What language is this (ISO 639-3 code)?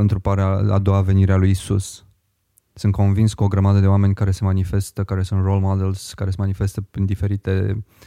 ron